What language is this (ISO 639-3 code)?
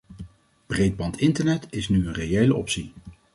nld